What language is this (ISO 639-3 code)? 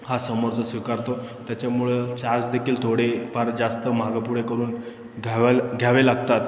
mar